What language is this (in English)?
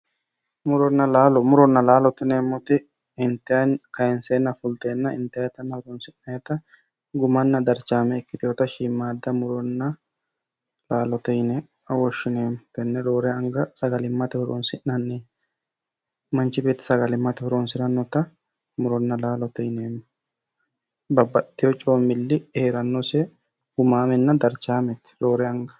Sidamo